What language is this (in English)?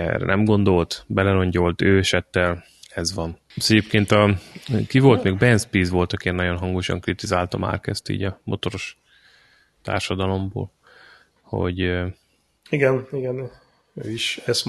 Hungarian